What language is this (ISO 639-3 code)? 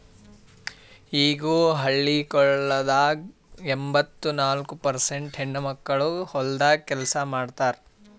kan